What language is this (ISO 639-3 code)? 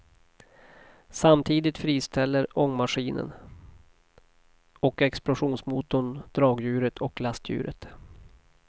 swe